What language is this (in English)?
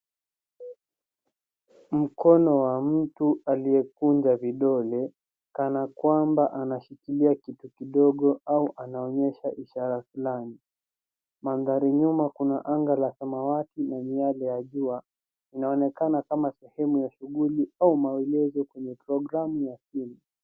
Swahili